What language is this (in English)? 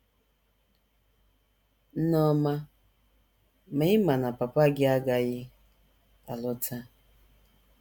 Igbo